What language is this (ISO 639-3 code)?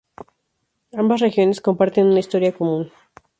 spa